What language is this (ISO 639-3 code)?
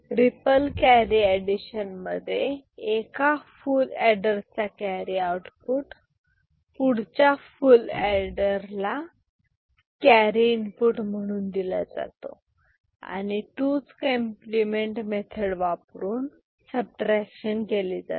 mar